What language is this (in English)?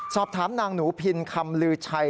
Thai